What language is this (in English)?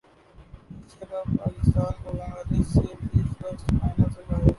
Urdu